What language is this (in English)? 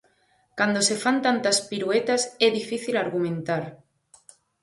Galician